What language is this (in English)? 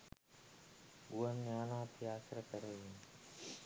Sinhala